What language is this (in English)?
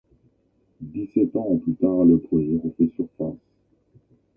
French